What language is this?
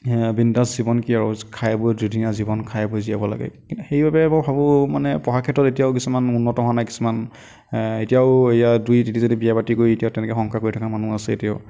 Assamese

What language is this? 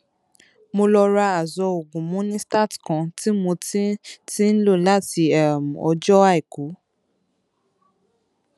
Yoruba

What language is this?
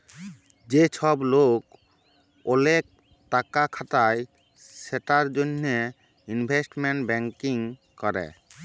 Bangla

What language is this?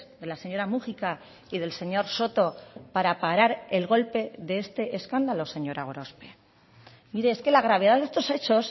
Spanish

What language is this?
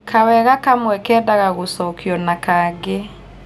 Kikuyu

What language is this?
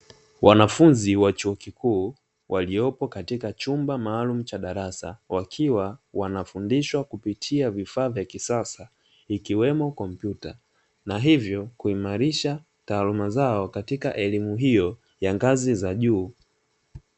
Swahili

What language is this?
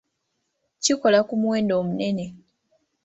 Ganda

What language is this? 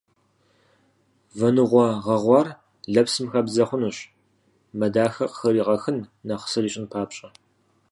Kabardian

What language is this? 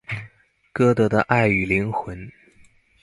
Chinese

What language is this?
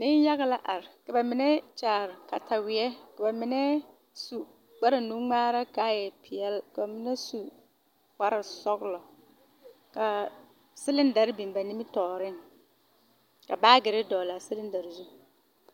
Southern Dagaare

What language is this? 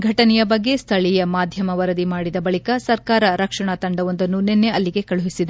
Kannada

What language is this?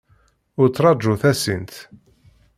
Kabyle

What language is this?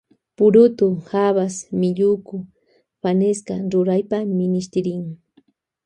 Loja Highland Quichua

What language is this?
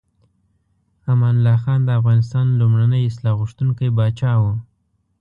Pashto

